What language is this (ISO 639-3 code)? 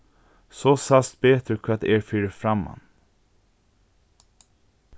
fao